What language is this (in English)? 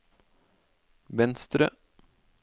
Norwegian